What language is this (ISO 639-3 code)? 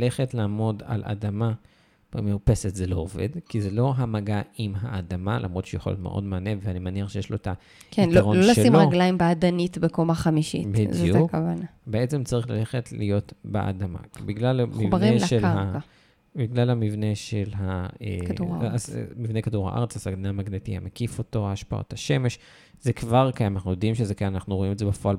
heb